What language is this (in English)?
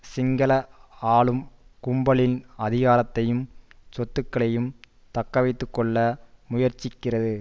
Tamil